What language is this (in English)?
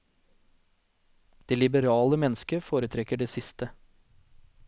Norwegian